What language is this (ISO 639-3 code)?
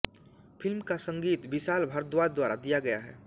hin